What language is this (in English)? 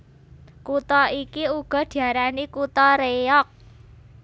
Javanese